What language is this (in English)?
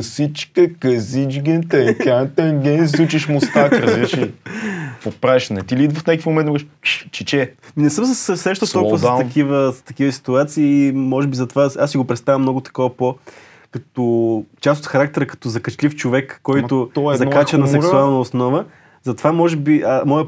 Bulgarian